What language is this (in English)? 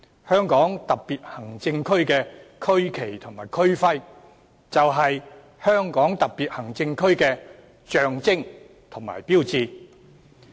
Cantonese